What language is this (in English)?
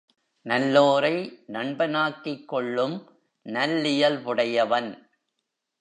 Tamil